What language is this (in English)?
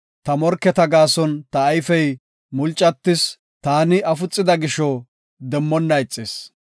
Gofa